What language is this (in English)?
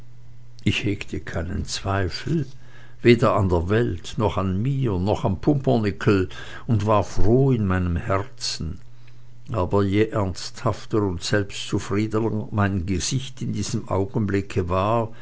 German